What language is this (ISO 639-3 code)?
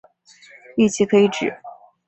zho